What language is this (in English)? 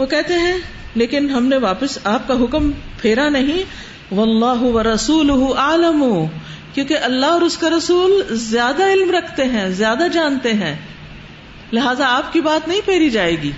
Urdu